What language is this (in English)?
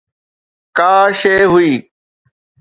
Sindhi